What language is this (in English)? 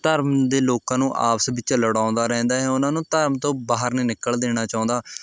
Punjabi